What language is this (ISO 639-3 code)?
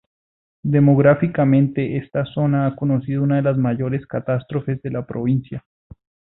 spa